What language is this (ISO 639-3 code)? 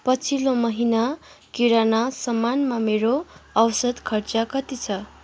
nep